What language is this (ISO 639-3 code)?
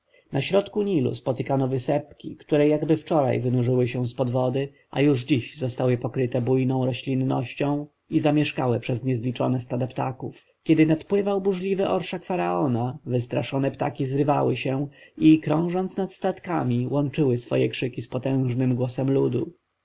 pol